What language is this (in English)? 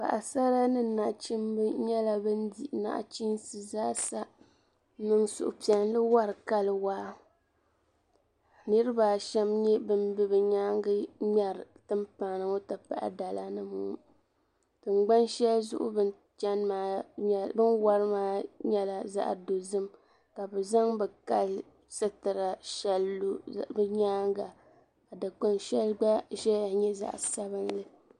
Dagbani